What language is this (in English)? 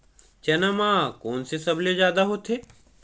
Chhattisgarhi